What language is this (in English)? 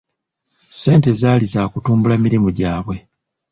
Ganda